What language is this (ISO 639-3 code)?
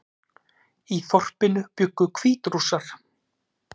isl